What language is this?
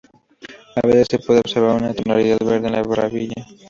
Spanish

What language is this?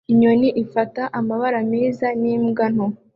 Kinyarwanda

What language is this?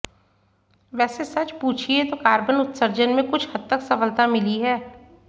Hindi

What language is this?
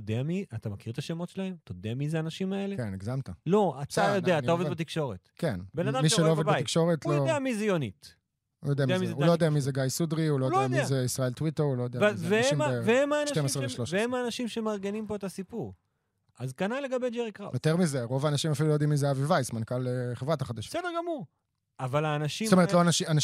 Hebrew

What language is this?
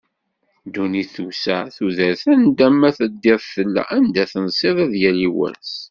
Kabyle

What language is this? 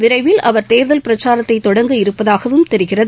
Tamil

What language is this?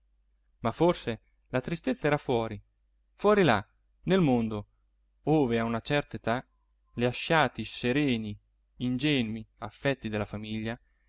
Italian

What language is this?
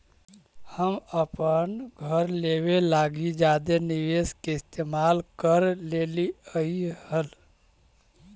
Magahi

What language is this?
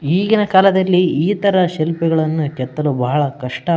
Kannada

